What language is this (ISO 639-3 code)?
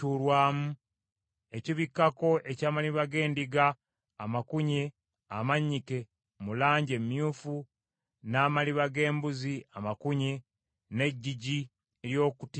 lug